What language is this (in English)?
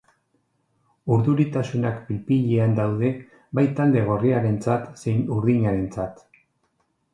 Basque